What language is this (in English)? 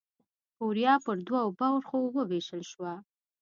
Pashto